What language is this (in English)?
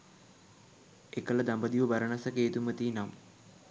Sinhala